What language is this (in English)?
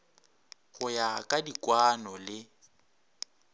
Northern Sotho